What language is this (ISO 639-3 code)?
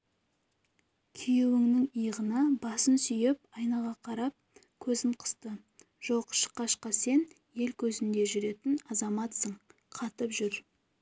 kaz